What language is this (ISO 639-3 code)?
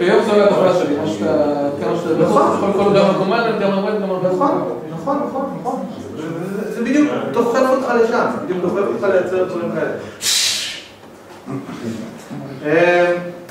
heb